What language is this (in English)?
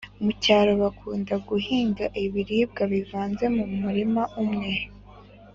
Kinyarwanda